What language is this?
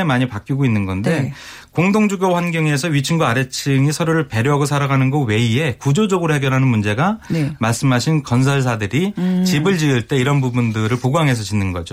Korean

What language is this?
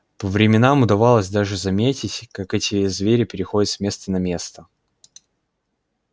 Russian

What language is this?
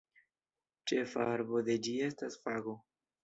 Esperanto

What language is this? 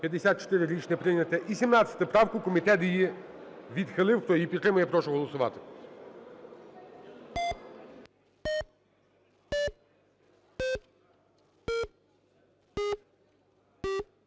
Ukrainian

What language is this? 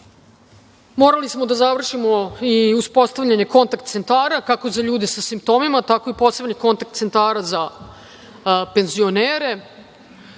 Serbian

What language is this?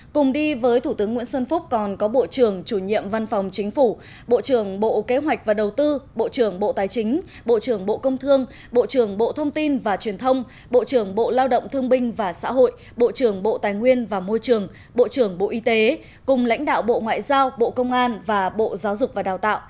Vietnamese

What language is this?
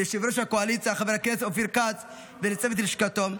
Hebrew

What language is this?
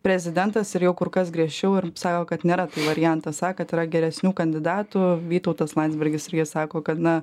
Lithuanian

